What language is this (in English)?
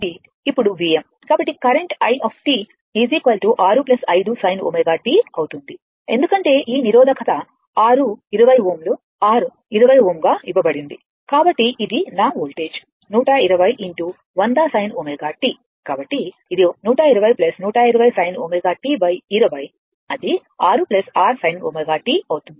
Telugu